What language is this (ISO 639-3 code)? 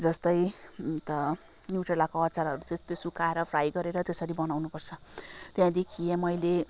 nep